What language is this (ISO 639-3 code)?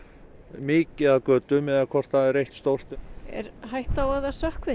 isl